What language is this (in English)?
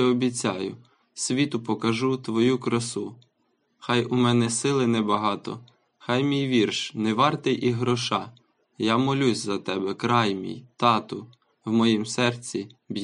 Ukrainian